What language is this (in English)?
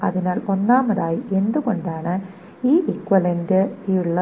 Malayalam